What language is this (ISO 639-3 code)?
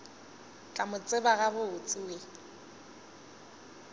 nso